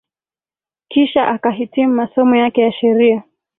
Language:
Swahili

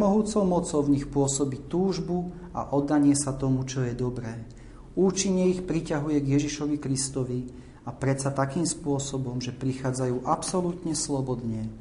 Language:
Slovak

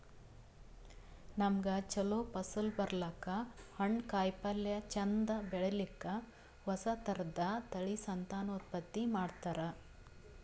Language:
Kannada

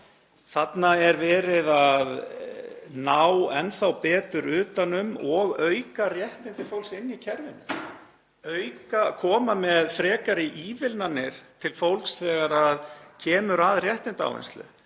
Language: Icelandic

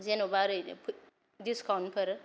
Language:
Bodo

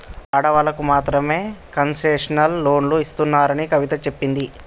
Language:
Telugu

